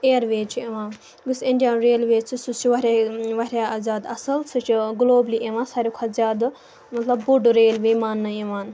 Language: Kashmiri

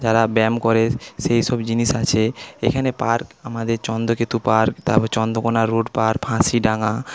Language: Bangla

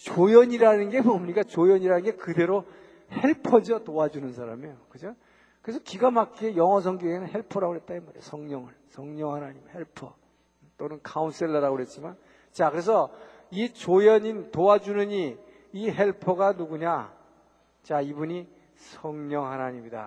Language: Korean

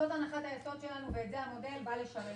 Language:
Hebrew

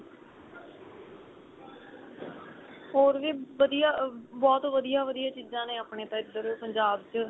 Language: Punjabi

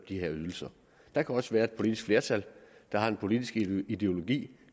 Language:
Danish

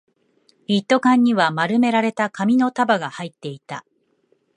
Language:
Japanese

